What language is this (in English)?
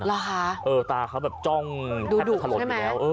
Thai